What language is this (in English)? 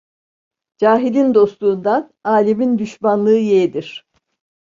Turkish